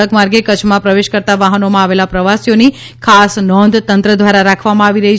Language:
Gujarati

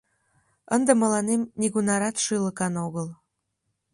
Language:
Mari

